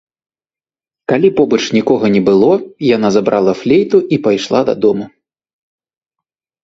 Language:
Belarusian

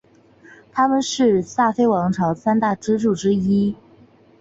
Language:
Chinese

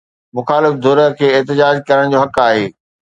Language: Sindhi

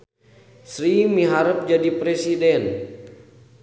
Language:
Sundanese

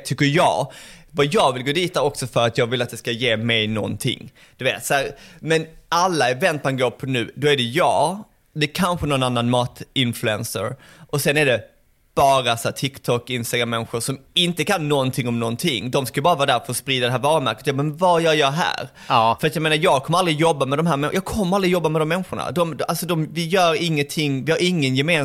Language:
Swedish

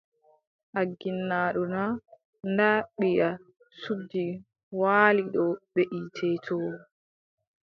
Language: Adamawa Fulfulde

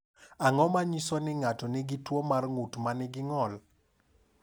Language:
Luo (Kenya and Tanzania)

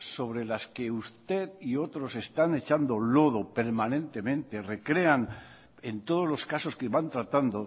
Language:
Spanish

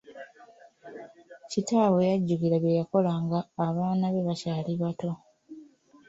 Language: Ganda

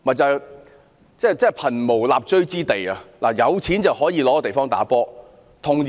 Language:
Cantonese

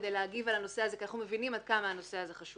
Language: Hebrew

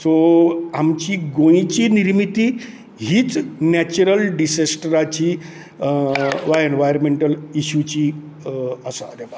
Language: Konkani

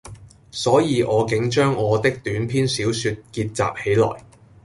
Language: Cantonese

